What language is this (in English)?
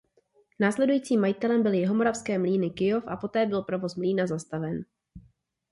Czech